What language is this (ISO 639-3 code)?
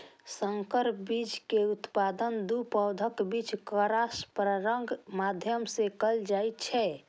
mai